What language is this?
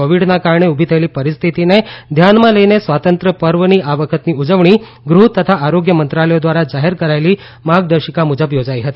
Gujarati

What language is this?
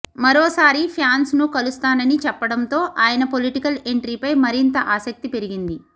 Telugu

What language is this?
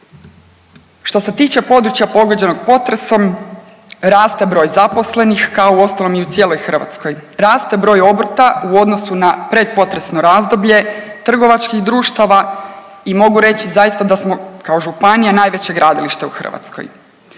Croatian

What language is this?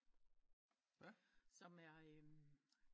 Danish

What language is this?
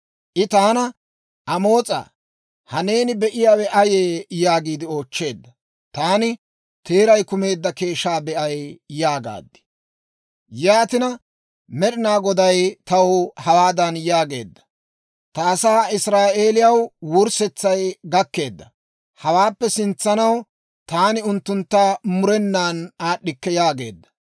Dawro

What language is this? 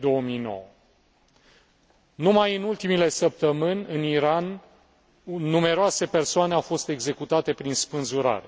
Romanian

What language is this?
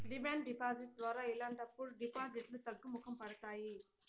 Telugu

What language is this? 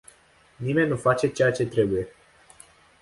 Romanian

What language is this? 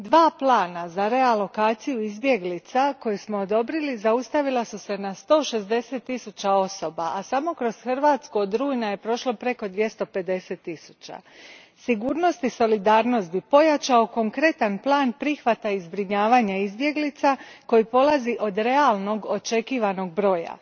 Croatian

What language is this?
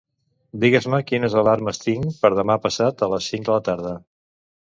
Catalan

